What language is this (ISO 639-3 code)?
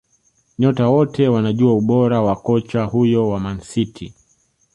swa